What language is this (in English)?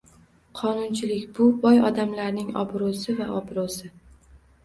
Uzbek